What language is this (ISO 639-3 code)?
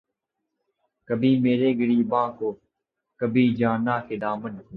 urd